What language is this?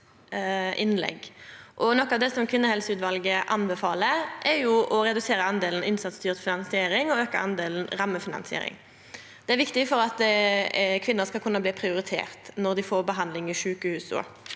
Norwegian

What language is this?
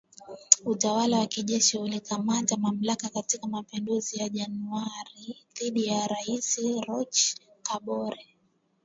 Swahili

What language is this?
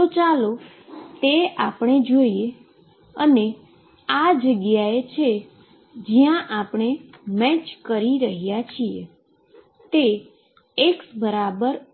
Gujarati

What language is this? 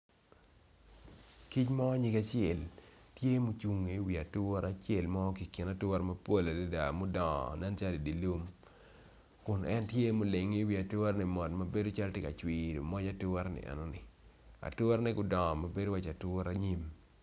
Acoli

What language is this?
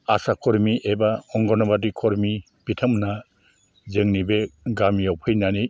Bodo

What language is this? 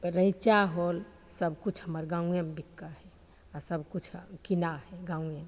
Maithili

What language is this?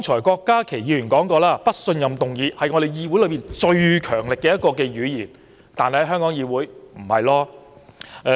Cantonese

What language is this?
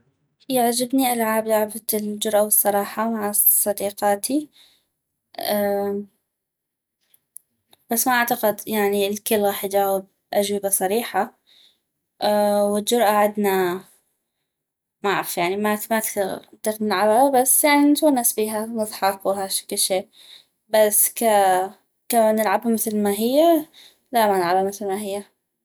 North Mesopotamian Arabic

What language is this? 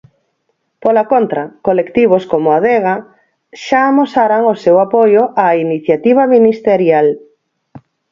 Galician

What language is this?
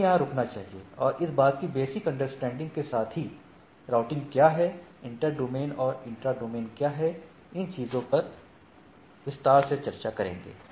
Hindi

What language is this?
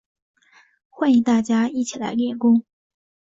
Chinese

